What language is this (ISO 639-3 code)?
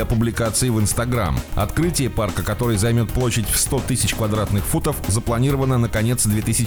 rus